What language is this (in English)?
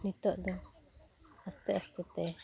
Santali